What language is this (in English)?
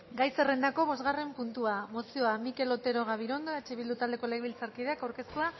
Basque